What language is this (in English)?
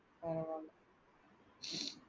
Tamil